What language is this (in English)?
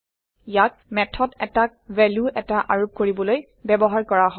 Assamese